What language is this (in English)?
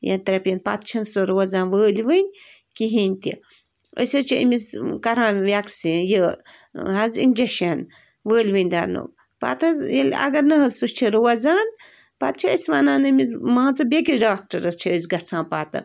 Kashmiri